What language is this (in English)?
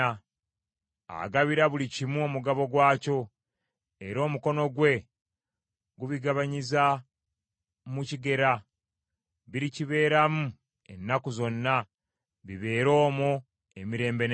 Ganda